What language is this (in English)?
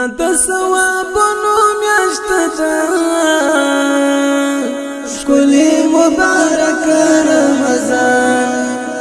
Pashto